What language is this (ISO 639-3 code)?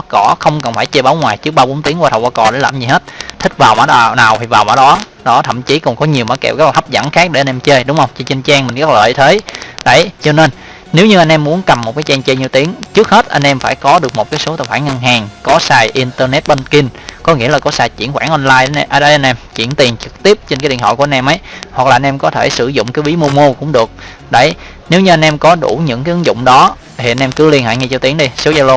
vie